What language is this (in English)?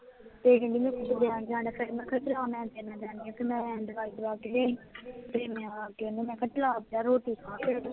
Punjabi